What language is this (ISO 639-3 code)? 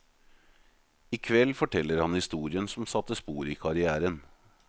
nor